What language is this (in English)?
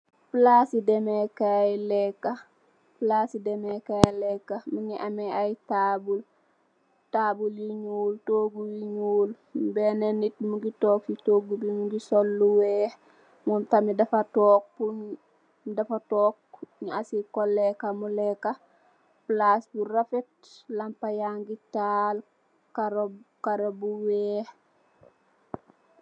Wolof